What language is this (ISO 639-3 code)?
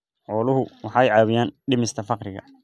som